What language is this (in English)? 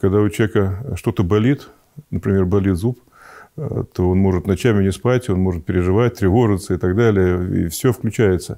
Russian